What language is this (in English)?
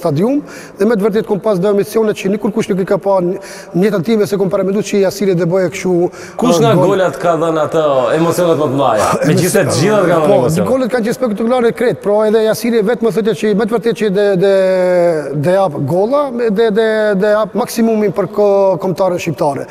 Romanian